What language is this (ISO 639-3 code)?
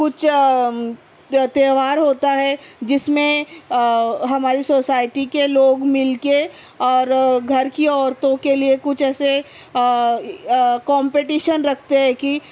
urd